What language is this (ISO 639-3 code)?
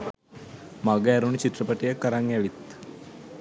sin